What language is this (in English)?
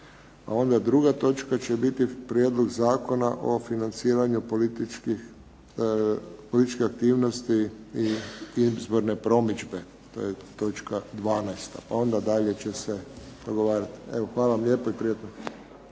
Croatian